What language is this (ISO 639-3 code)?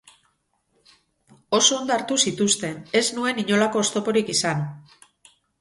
eus